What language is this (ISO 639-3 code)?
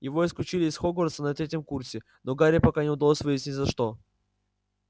rus